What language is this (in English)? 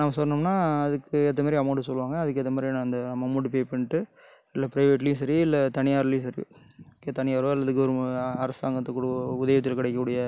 Tamil